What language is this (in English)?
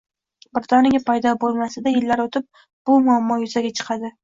Uzbek